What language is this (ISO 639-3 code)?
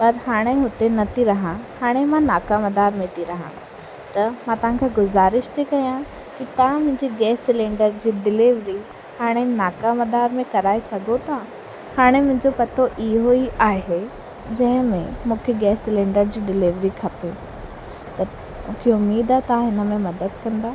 snd